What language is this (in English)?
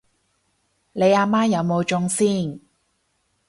Cantonese